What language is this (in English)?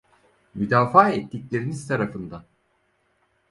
Turkish